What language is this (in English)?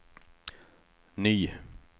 Swedish